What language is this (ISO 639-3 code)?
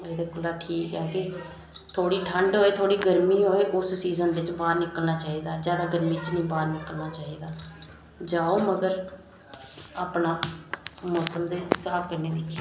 doi